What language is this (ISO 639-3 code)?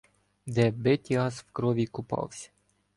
ukr